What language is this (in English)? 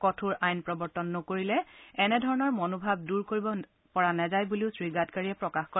Assamese